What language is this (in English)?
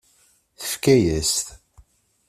Kabyle